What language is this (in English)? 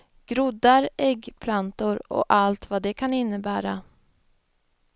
Swedish